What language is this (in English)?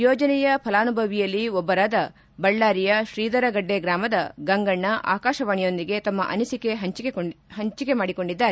Kannada